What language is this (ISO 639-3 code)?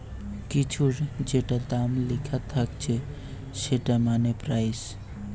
ben